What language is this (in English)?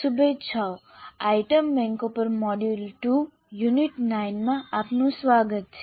Gujarati